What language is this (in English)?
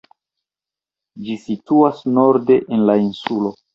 Esperanto